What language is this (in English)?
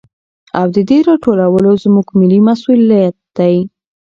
Pashto